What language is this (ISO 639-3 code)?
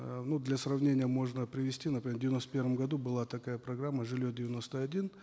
kaz